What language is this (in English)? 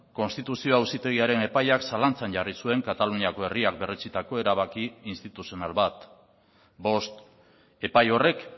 Basque